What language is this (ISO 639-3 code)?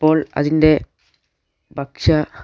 mal